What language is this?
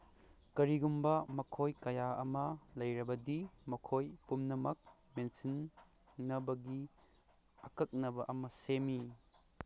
Manipuri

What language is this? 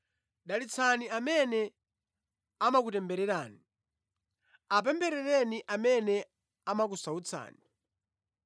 Nyanja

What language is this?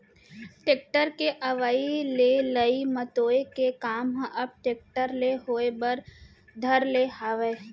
Chhattisgarhi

